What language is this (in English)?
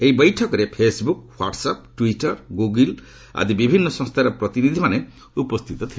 Odia